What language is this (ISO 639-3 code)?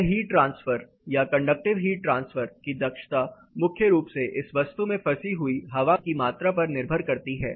hin